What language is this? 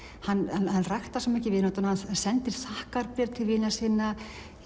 Icelandic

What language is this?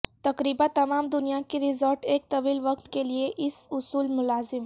Urdu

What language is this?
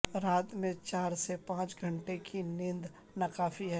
Urdu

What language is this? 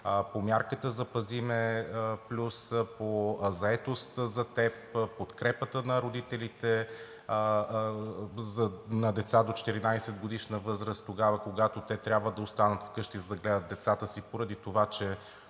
Bulgarian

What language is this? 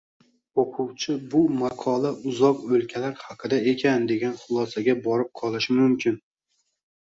Uzbek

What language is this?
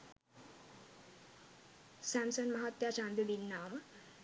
Sinhala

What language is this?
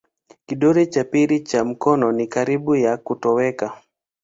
Swahili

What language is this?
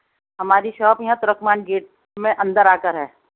Urdu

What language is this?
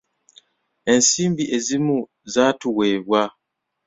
Ganda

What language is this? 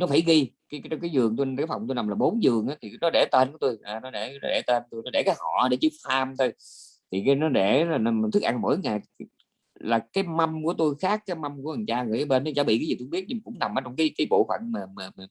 Vietnamese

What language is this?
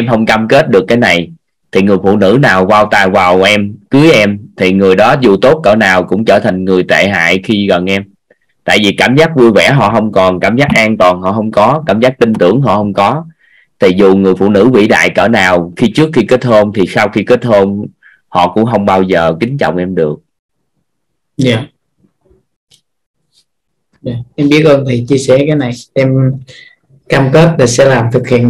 Vietnamese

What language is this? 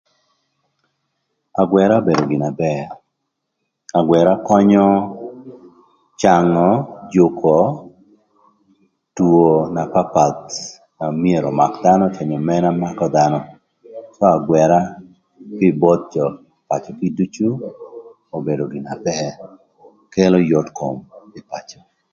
Thur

